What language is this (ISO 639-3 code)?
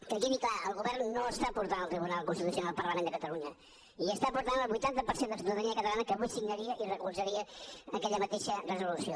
cat